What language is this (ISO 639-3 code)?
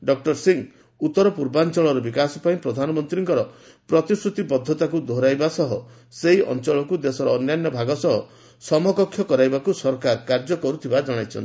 ori